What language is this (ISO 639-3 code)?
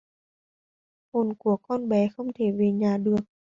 vie